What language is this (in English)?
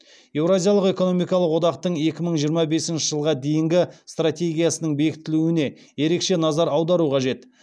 Kazakh